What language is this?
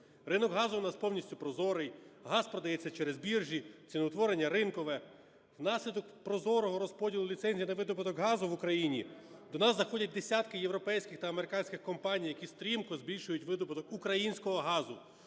Ukrainian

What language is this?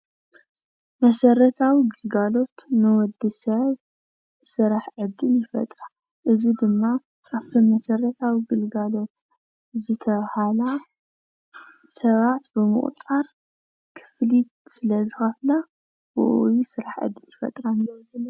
Tigrinya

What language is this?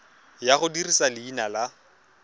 Tswana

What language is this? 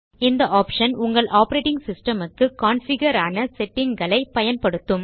Tamil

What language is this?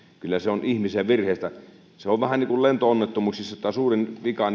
Finnish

